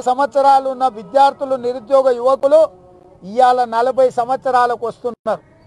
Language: Telugu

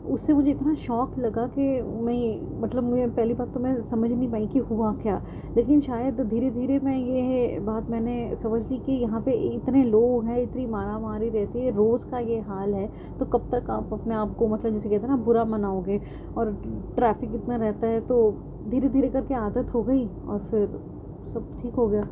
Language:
Urdu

